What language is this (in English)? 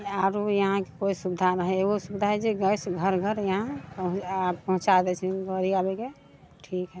Maithili